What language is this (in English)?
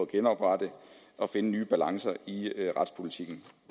Danish